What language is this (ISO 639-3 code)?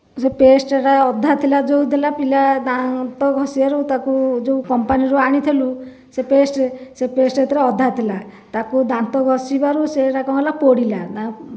ori